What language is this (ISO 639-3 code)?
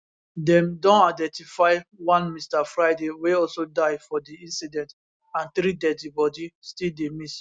pcm